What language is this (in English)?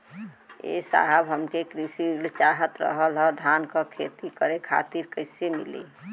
Bhojpuri